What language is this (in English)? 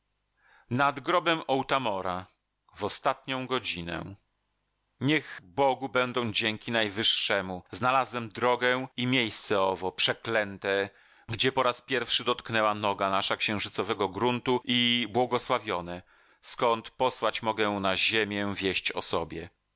Polish